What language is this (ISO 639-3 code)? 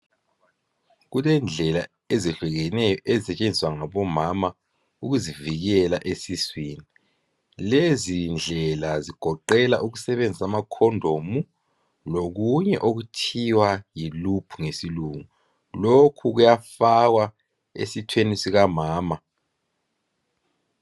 nde